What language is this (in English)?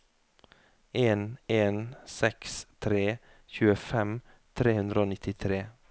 Norwegian